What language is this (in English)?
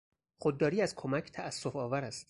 Persian